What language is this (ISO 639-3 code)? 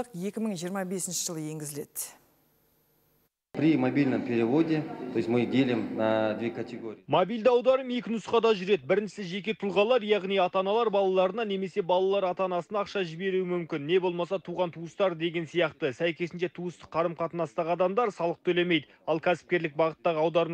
tur